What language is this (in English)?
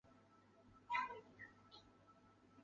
Chinese